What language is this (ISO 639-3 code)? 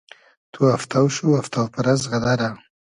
haz